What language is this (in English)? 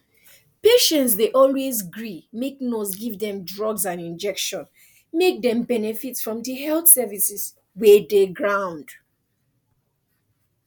Nigerian Pidgin